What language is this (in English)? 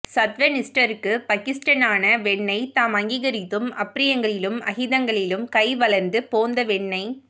Tamil